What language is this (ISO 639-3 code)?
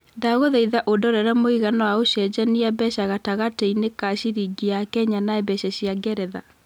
kik